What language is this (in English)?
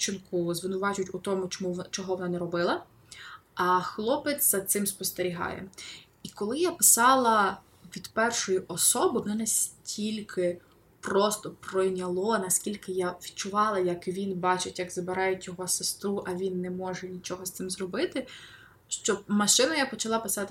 Ukrainian